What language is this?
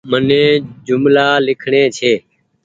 Goaria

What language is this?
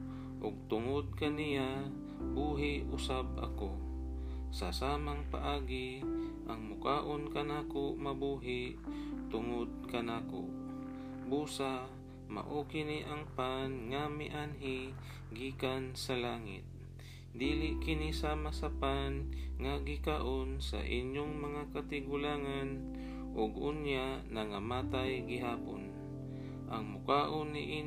Filipino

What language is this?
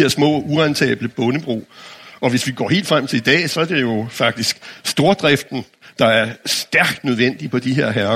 Danish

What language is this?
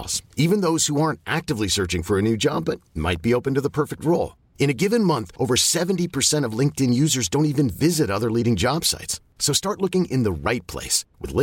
Swedish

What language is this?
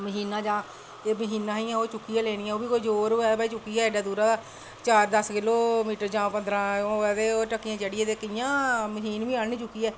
Dogri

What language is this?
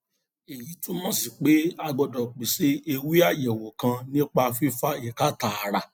Yoruba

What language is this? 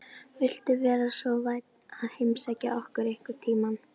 Icelandic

